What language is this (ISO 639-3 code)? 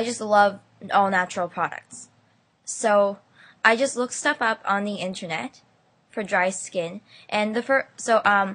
eng